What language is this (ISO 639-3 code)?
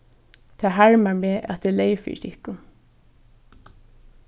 fao